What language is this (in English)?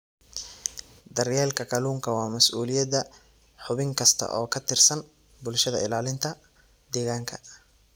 Somali